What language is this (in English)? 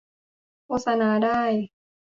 Thai